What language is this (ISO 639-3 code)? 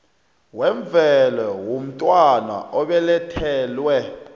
nbl